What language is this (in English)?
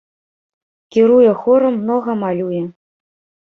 Belarusian